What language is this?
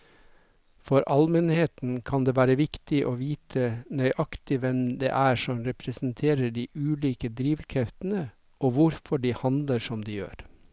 Norwegian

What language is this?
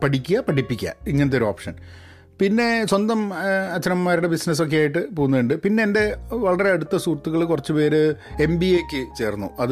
Malayalam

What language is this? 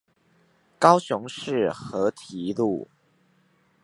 Chinese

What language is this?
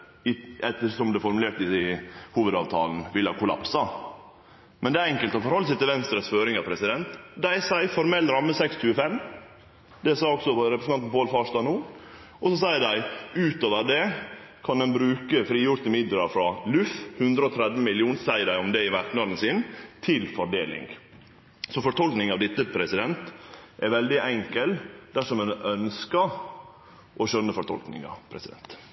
Norwegian Nynorsk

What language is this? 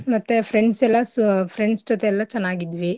Kannada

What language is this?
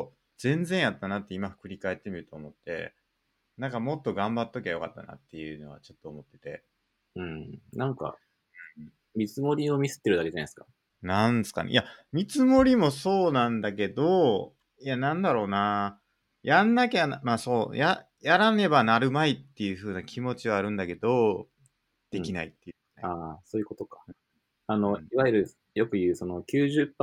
Japanese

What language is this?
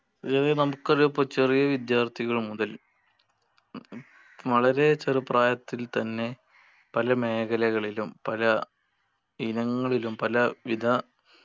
Malayalam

